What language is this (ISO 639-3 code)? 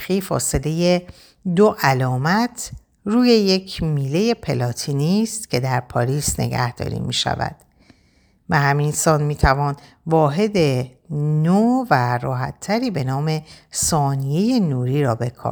fas